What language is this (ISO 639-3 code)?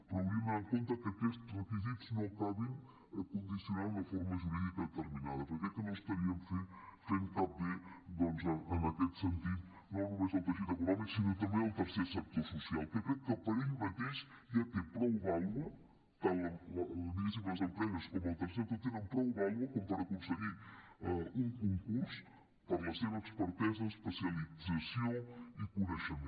cat